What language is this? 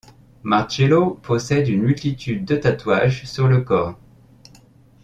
French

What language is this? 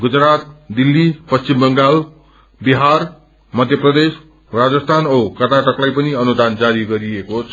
Nepali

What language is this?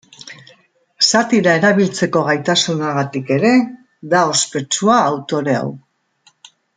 Basque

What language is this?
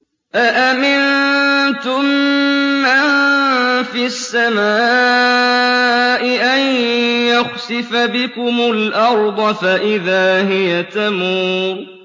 Arabic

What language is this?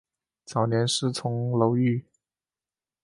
Chinese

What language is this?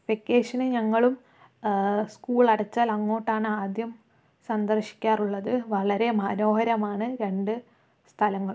Malayalam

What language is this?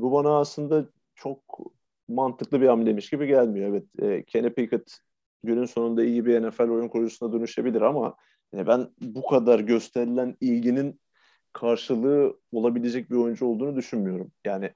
Turkish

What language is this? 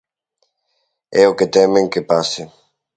Galician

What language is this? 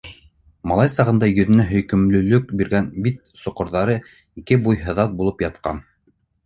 Bashkir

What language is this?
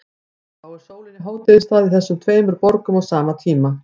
Icelandic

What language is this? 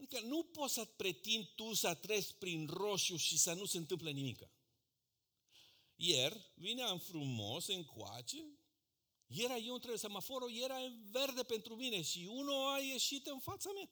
Romanian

